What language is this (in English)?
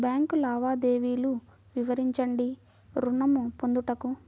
Telugu